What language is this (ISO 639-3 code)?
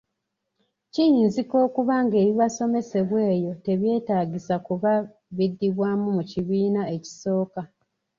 lug